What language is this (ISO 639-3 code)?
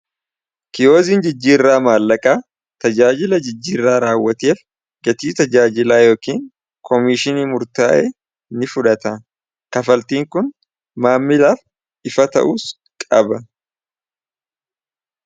orm